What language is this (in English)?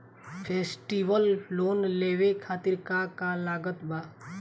Bhojpuri